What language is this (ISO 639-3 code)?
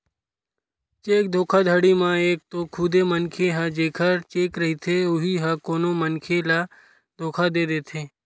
hne